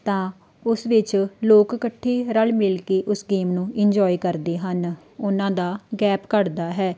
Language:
Punjabi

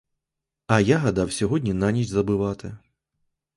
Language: Ukrainian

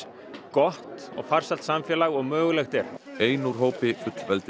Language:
Icelandic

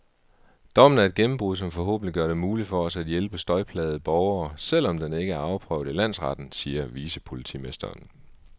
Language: Danish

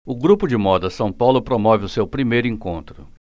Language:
Portuguese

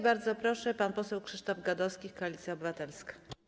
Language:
Polish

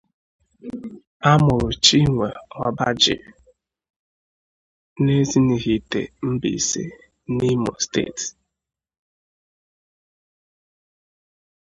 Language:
Igbo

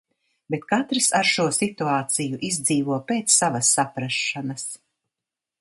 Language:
Latvian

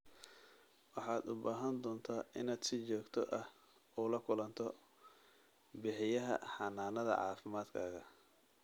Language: Somali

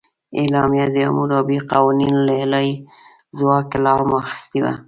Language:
Pashto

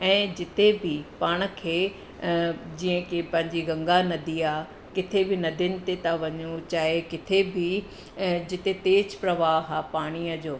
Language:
Sindhi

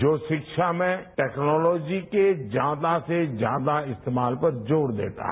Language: Hindi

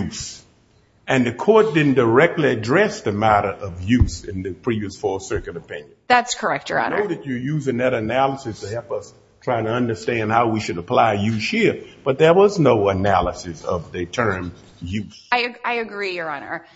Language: English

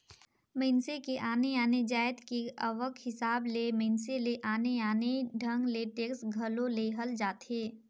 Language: Chhattisgarhi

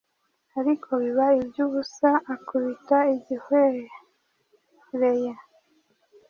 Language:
Kinyarwanda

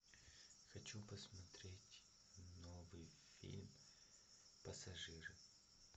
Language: Russian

